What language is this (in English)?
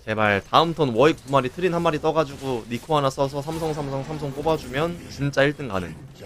Korean